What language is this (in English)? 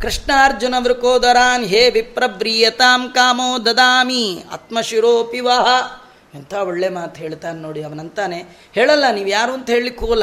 Kannada